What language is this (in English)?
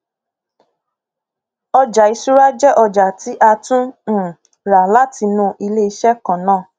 Yoruba